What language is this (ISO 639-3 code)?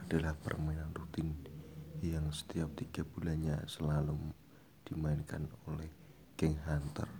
ind